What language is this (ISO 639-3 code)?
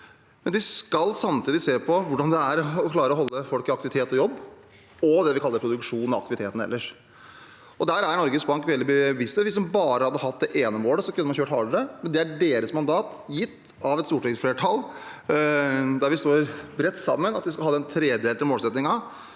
nor